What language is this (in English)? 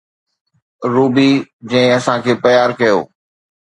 Sindhi